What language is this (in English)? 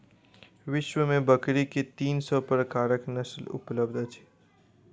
Maithili